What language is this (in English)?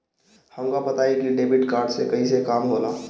Bhojpuri